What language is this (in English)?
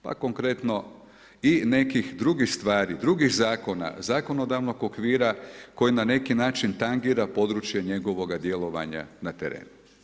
Croatian